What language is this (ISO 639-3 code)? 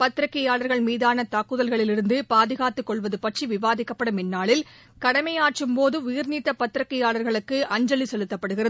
tam